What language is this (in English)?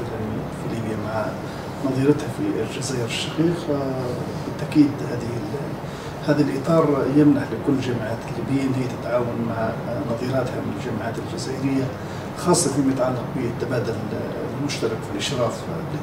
Arabic